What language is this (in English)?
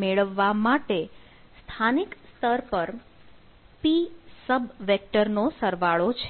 Gujarati